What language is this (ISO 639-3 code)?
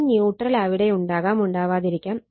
mal